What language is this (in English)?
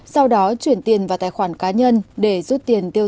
Vietnamese